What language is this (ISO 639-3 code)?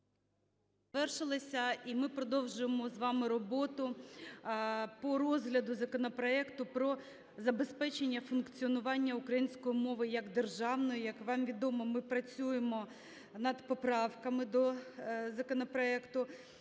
ukr